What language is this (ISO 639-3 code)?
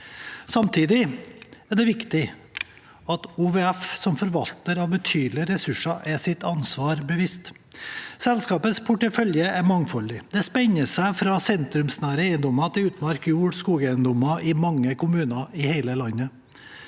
nor